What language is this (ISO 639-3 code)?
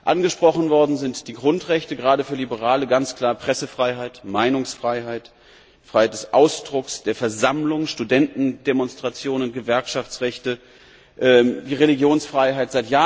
deu